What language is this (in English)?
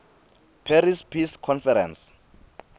Swati